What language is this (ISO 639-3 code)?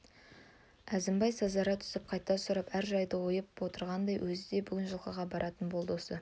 kaz